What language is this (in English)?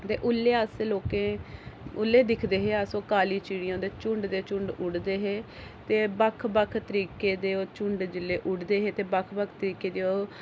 Dogri